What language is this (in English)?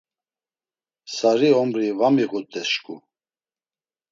Laz